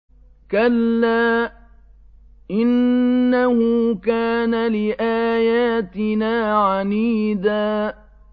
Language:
Arabic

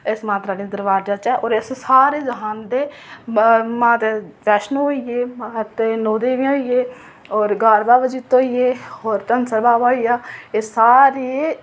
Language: Dogri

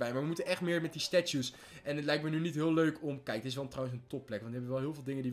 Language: Dutch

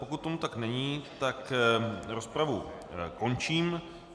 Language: Czech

